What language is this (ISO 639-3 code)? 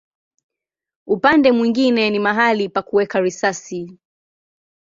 swa